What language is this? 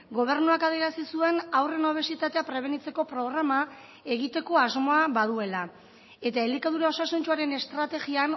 Basque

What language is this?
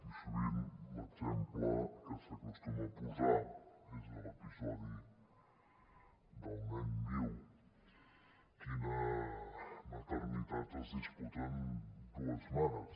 Catalan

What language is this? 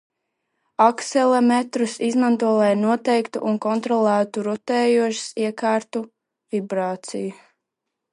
Latvian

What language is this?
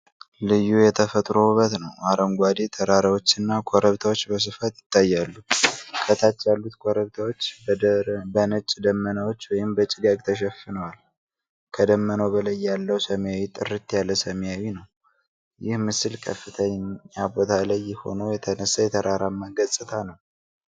Amharic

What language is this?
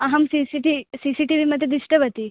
Sanskrit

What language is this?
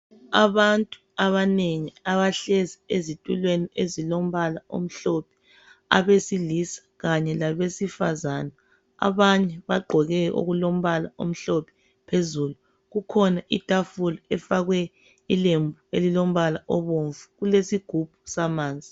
North Ndebele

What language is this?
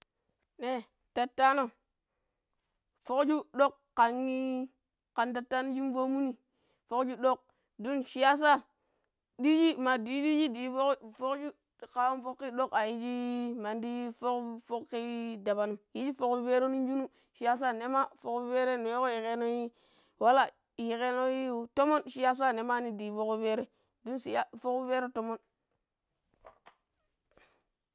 Pero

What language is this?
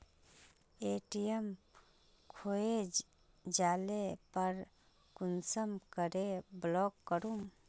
Magahi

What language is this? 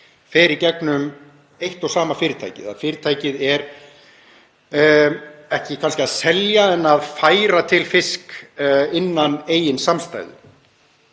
Icelandic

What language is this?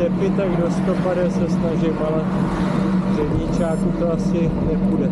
Czech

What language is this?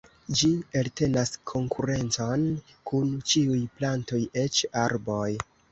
Esperanto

